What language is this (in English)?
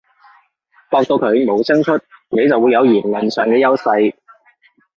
Cantonese